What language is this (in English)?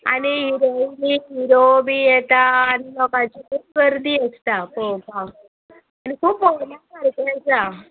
Konkani